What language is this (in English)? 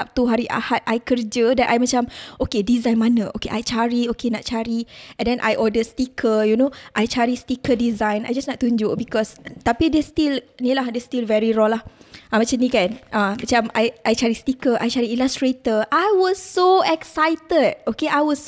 Malay